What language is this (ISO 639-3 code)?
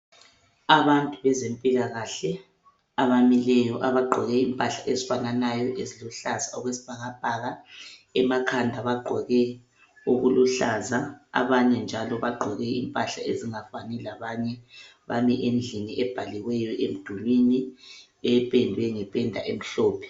nde